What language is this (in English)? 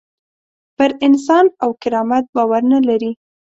Pashto